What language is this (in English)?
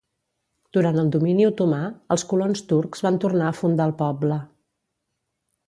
Catalan